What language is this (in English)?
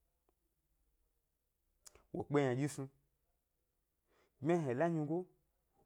Gbari